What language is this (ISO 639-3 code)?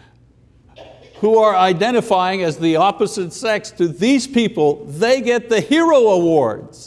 eng